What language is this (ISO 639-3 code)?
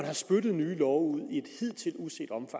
dan